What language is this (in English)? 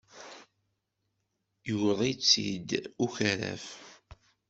Kabyle